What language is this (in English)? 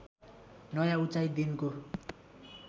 Nepali